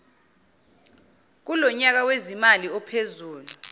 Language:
Zulu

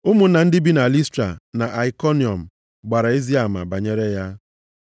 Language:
Igbo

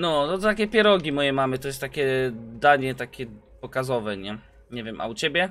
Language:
Polish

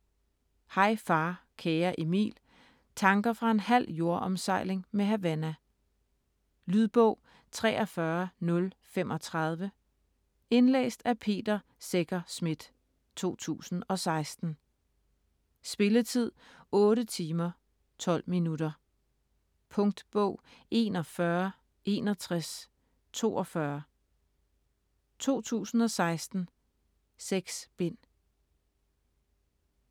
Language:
Danish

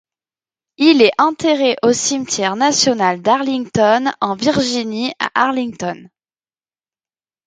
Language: French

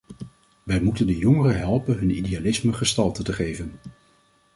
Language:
Dutch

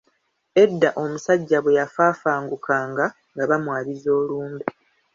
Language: Ganda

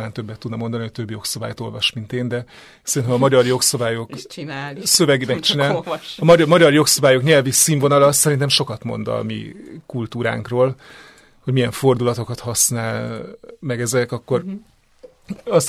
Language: Hungarian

